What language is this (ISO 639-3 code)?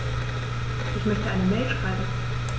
deu